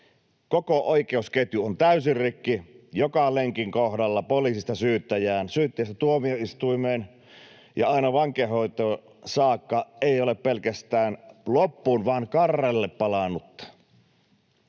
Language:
Finnish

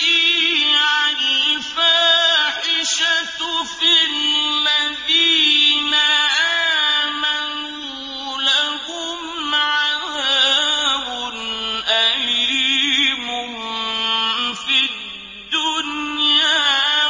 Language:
Arabic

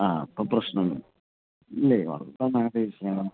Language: Malayalam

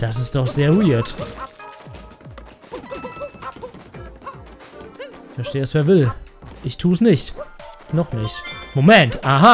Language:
German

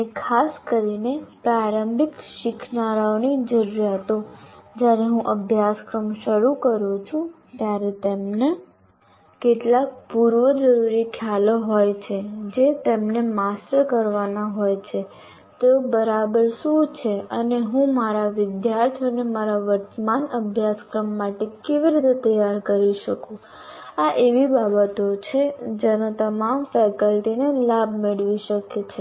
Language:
Gujarati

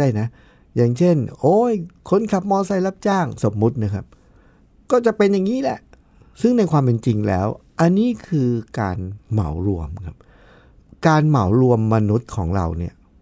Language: Thai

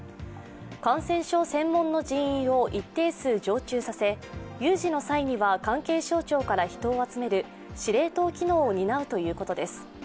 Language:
Japanese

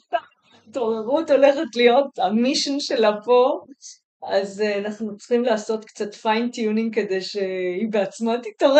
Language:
Hebrew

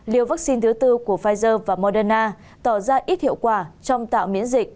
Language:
Vietnamese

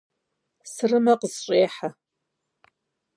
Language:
Kabardian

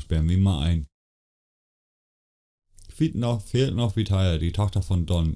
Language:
German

